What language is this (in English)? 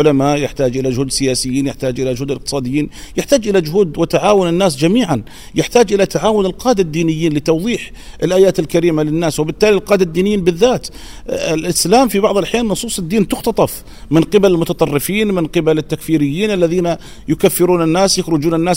Arabic